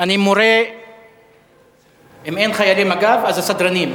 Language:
Hebrew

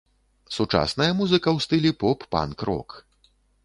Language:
Belarusian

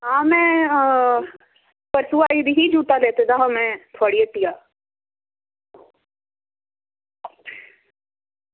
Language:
Dogri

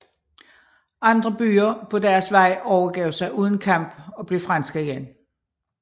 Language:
Danish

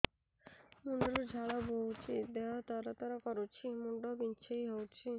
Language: Odia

